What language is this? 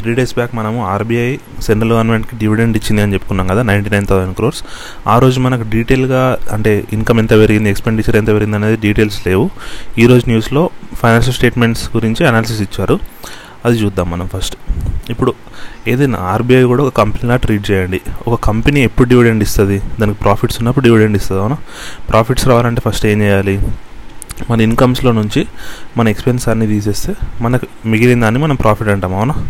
Telugu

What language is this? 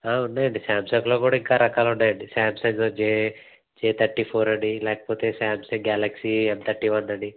Telugu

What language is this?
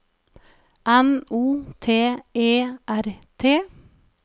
Norwegian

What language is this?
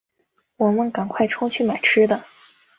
Chinese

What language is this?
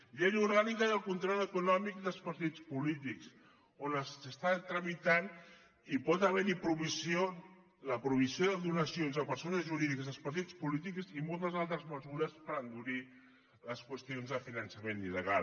Catalan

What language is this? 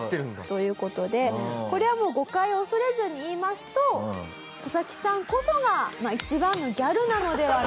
Japanese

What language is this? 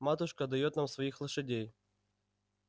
Russian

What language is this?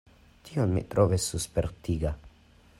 Esperanto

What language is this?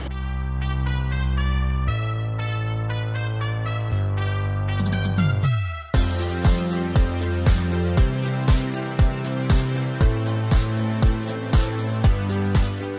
Thai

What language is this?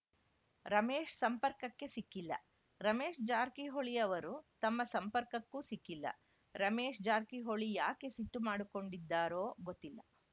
Kannada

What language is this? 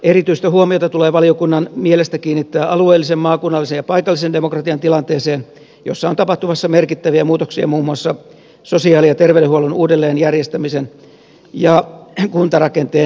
Finnish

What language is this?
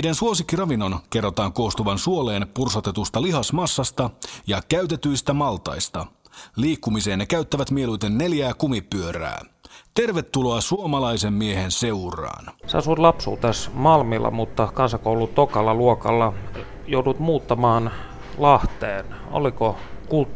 Finnish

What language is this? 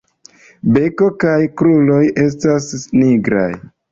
Esperanto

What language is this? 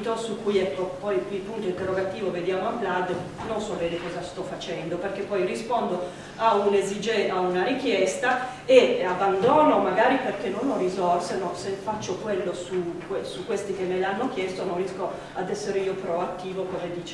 Italian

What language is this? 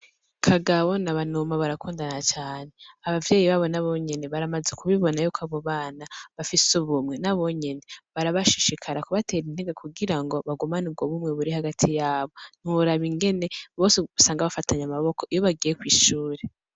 Rundi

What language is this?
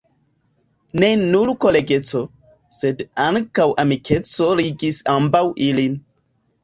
Esperanto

